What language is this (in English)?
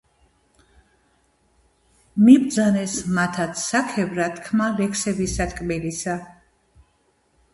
Georgian